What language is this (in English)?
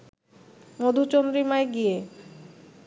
Bangla